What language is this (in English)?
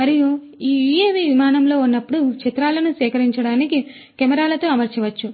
Telugu